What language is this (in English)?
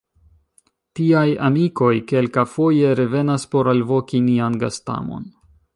Esperanto